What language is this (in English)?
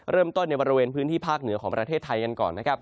Thai